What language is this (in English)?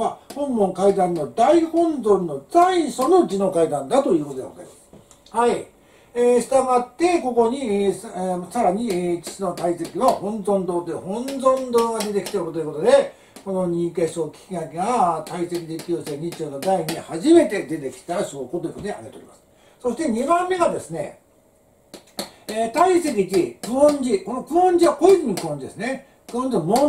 Japanese